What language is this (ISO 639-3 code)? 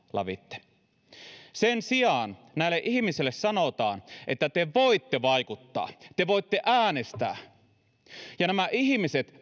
fin